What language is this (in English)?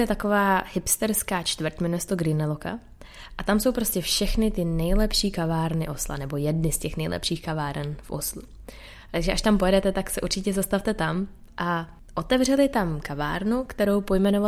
Czech